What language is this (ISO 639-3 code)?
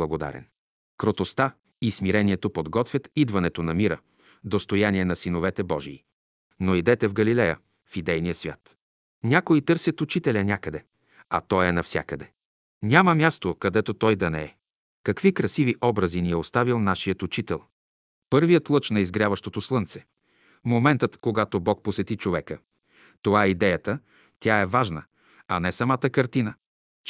bul